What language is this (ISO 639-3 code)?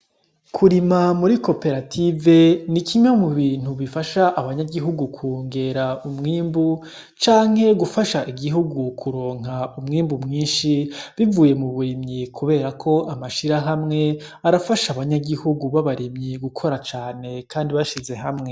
run